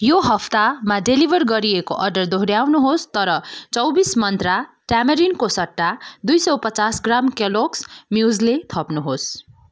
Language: Nepali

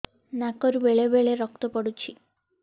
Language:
Odia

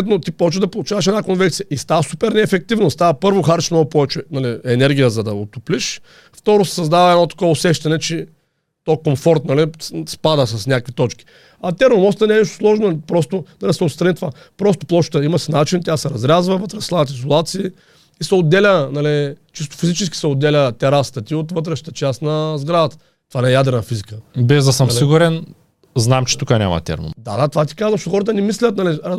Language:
Bulgarian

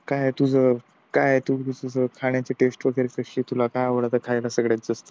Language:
Marathi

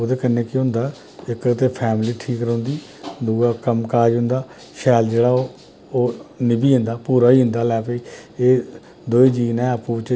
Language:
Dogri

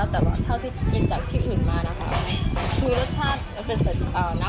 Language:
Thai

